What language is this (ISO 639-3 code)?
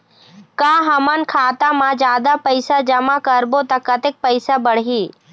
hne